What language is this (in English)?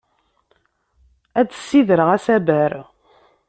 Kabyle